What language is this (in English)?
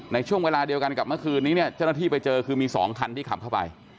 Thai